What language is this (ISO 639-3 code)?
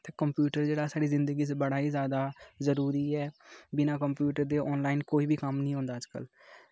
doi